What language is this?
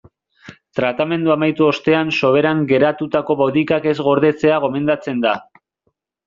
Basque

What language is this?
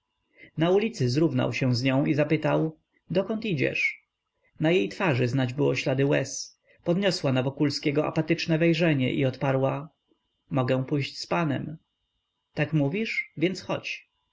Polish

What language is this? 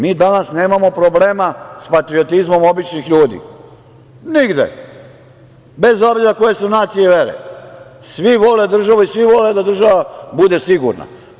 Serbian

